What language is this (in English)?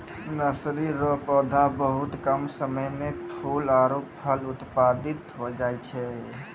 Maithili